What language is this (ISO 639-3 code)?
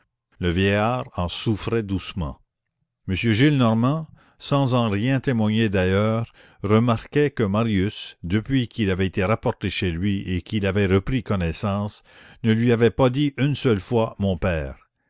fra